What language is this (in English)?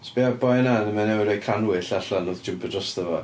Welsh